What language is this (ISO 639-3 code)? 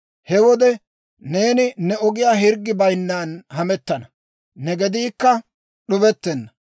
dwr